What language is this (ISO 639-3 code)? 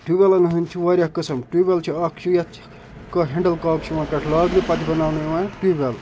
kas